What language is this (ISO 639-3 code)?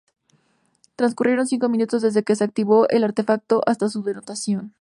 spa